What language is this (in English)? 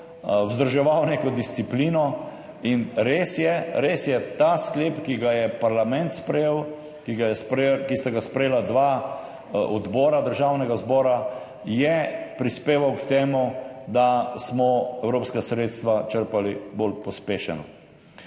Slovenian